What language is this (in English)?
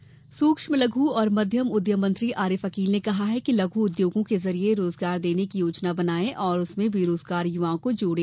Hindi